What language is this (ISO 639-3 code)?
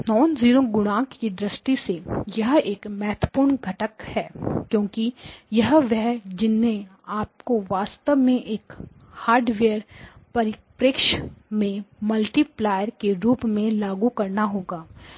hin